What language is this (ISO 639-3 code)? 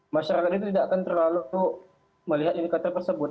ind